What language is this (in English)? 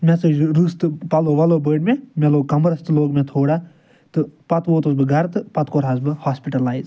Kashmiri